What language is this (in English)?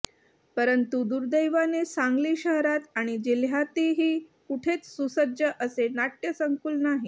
Marathi